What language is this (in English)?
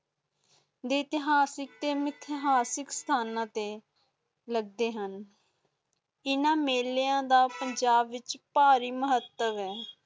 Punjabi